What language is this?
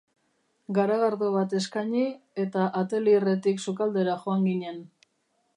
Basque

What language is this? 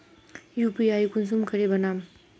Magahi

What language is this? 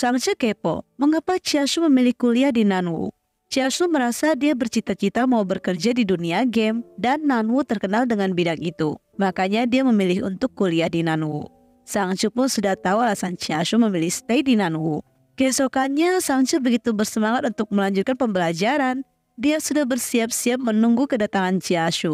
Indonesian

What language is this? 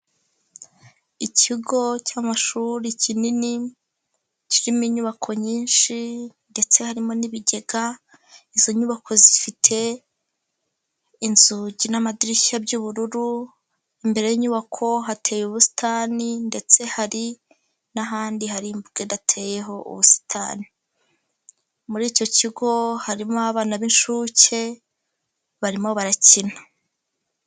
Kinyarwanda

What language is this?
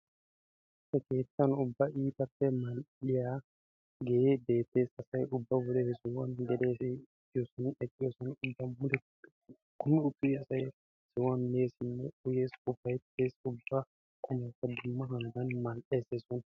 Wolaytta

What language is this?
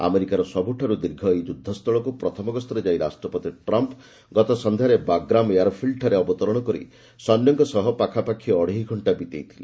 Odia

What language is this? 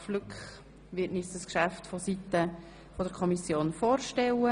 Swiss German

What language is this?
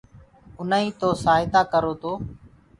Gurgula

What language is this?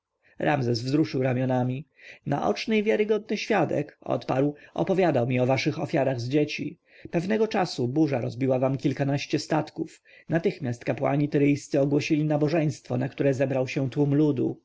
Polish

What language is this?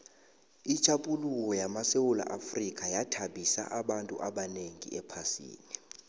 South Ndebele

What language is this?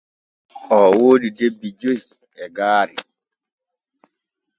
Borgu Fulfulde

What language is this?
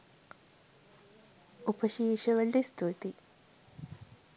Sinhala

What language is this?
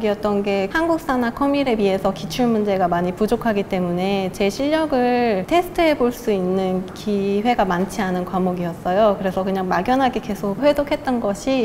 Korean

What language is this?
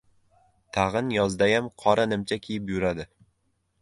Uzbek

